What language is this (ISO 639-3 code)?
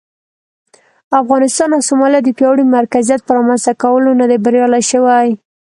pus